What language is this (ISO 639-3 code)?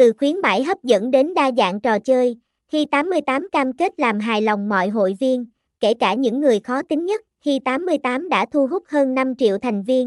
vie